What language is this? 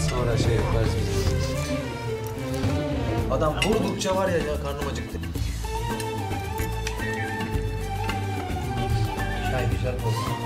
Turkish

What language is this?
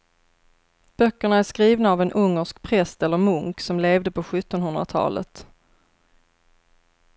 Swedish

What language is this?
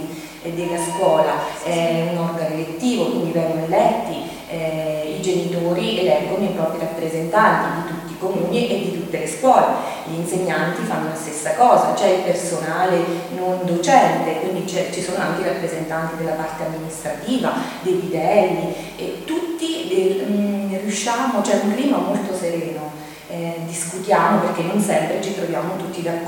Italian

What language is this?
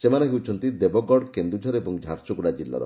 Odia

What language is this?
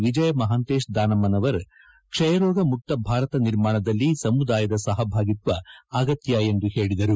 Kannada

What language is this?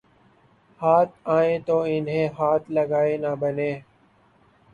Urdu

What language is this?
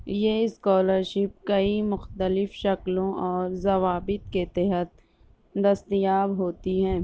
Urdu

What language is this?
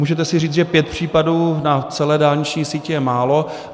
Czech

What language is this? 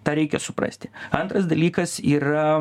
Lithuanian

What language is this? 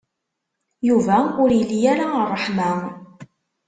Kabyle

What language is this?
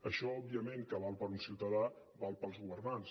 Catalan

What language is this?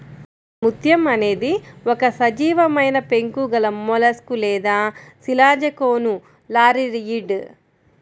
Telugu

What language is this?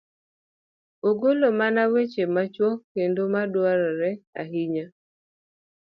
Luo (Kenya and Tanzania)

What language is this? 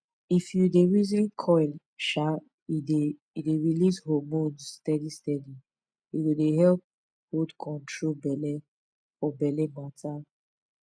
Nigerian Pidgin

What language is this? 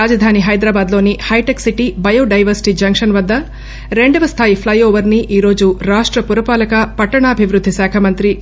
Telugu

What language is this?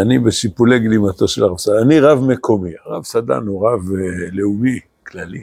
Hebrew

